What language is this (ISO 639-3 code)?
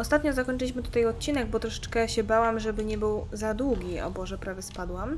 pol